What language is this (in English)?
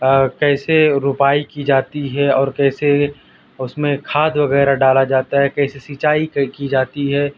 Urdu